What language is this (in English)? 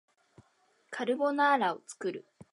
Japanese